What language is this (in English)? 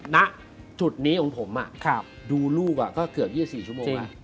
Thai